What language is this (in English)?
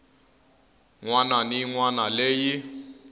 Tsonga